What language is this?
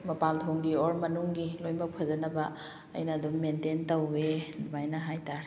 Manipuri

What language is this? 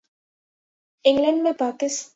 Urdu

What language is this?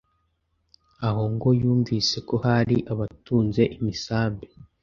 Kinyarwanda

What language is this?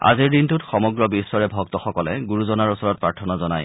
Assamese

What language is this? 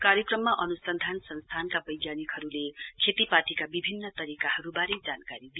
Nepali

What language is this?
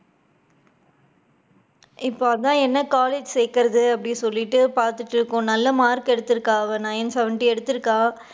Tamil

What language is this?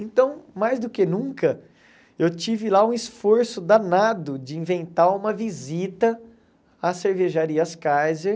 Portuguese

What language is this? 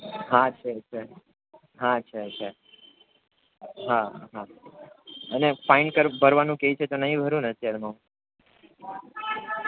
Gujarati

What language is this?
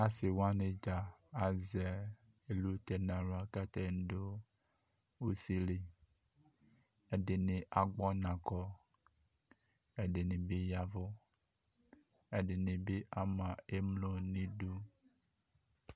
Ikposo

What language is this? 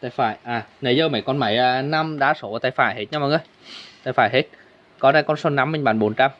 Vietnamese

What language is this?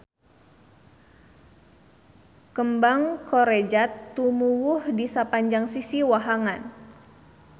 Sundanese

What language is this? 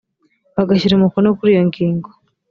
Kinyarwanda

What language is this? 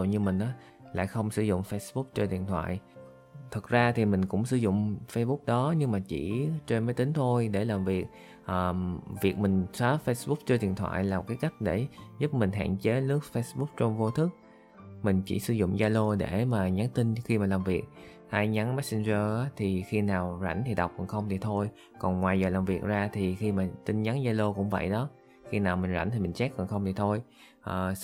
Vietnamese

